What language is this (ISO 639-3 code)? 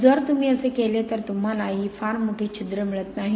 mar